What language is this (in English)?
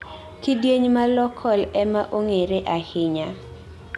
Luo (Kenya and Tanzania)